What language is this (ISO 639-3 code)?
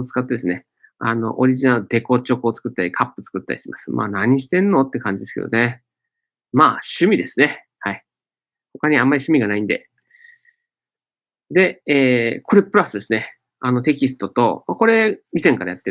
jpn